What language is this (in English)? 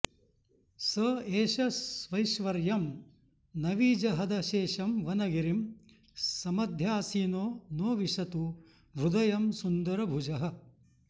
Sanskrit